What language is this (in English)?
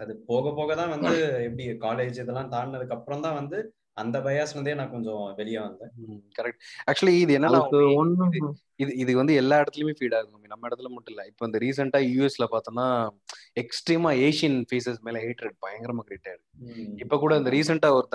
Tamil